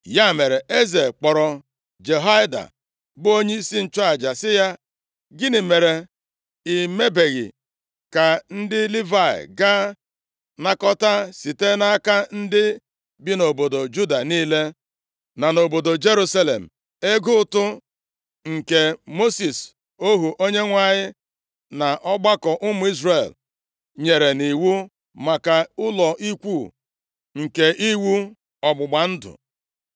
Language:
Igbo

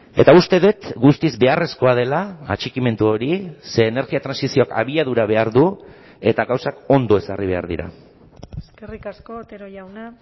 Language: Basque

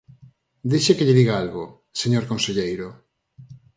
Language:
Galician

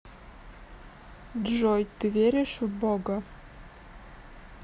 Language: Russian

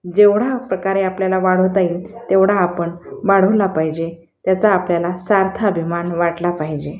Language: Marathi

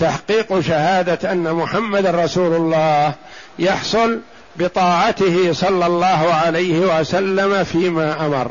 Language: Arabic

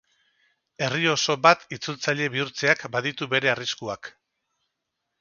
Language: Basque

